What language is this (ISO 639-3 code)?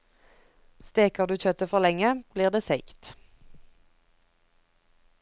nor